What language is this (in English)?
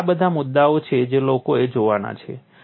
Gujarati